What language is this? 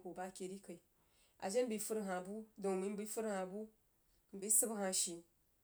Jiba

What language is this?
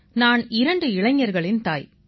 Tamil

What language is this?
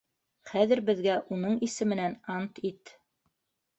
Bashkir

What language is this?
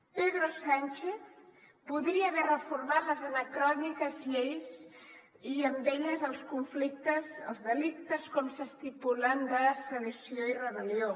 Catalan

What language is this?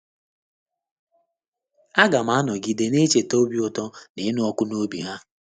Igbo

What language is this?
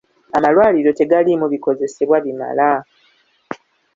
Ganda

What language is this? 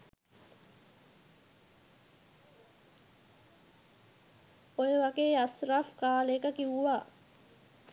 Sinhala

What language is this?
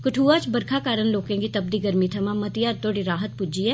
Dogri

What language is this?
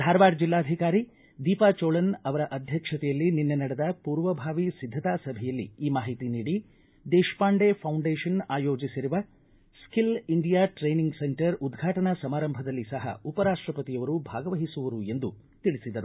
Kannada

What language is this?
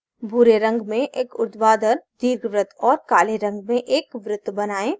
Hindi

